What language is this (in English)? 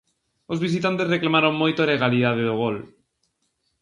Galician